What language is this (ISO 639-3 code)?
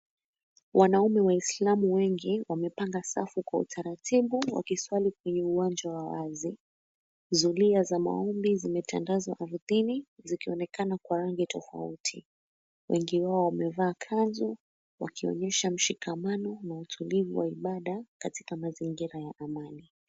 swa